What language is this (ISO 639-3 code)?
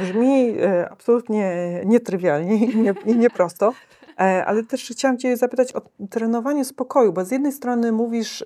pol